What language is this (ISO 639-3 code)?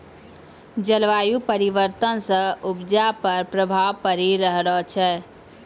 mai